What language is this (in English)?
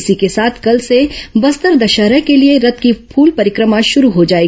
Hindi